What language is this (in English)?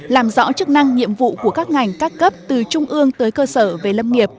Vietnamese